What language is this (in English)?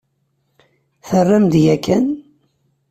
Kabyle